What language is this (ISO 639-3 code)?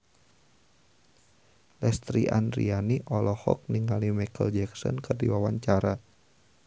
sun